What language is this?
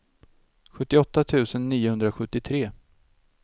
Swedish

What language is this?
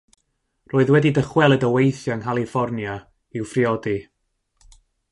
Welsh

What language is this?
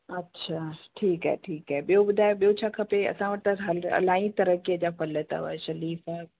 Sindhi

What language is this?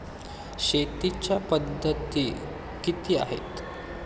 Marathi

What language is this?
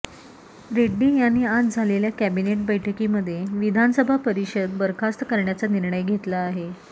Marathi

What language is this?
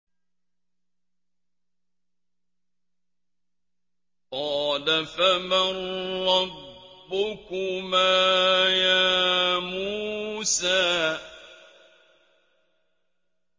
Arabic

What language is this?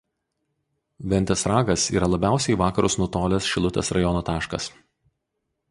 Lithuanian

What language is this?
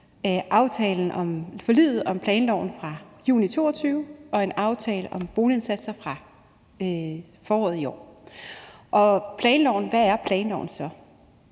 Danish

